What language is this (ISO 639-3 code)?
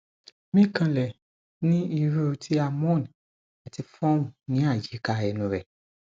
yor